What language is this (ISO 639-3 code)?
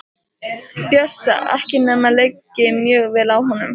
isl